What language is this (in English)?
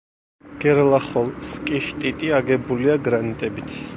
Georgian